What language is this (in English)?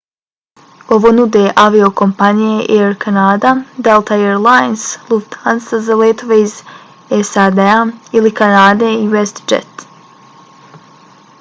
Bosnian